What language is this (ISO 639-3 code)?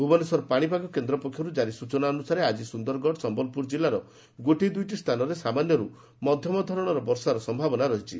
ori